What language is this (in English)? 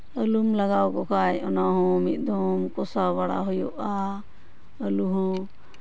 Santali